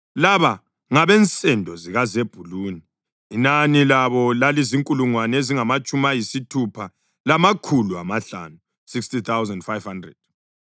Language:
North Ndebele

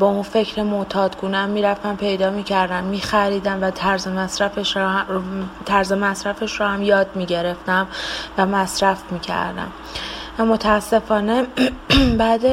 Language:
Persian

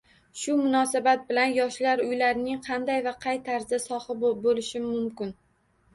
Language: Uzbek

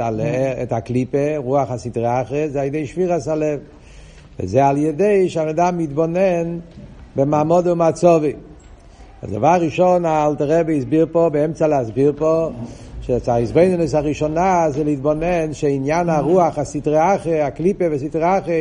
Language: Hebrew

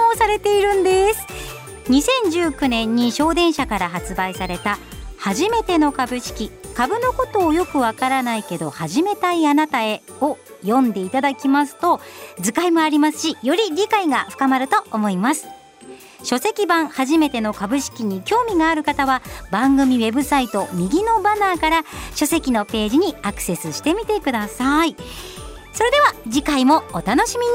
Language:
Japanese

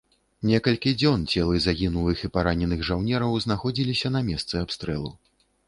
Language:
Belarusian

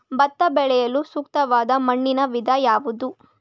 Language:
Kannada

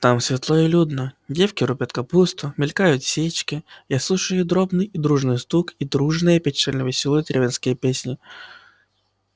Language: Russian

